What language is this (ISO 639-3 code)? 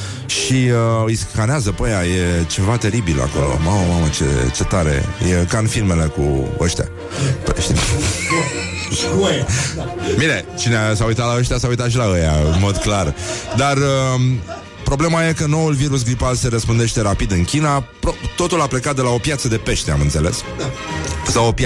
ron